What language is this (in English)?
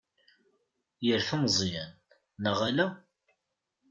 Kabyle